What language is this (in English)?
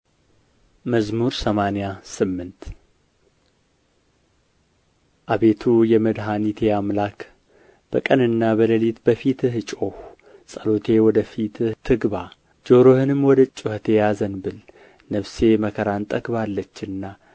Amharic